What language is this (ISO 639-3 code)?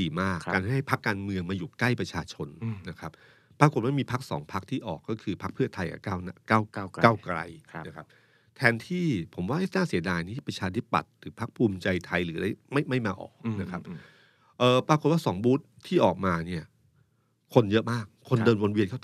tha